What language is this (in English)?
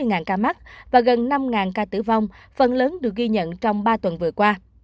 Vietnamese